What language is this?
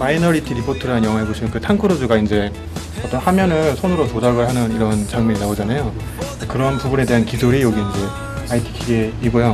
Korean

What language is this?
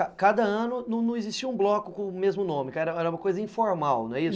Portuguese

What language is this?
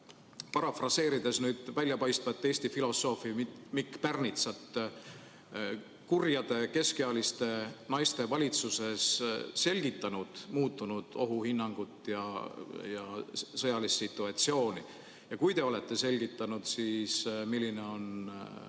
Estonian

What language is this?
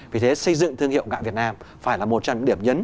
Vietnamese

